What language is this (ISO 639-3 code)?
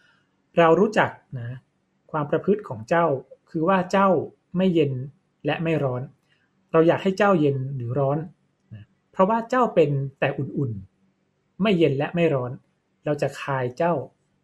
tha